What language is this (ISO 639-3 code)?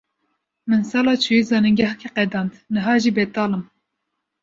kur